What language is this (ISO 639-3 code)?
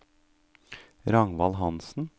nor